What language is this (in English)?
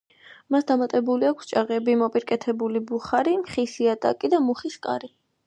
Georgian